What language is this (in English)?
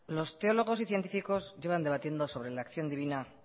Spanish